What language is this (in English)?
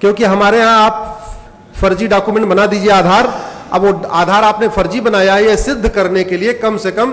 Hindi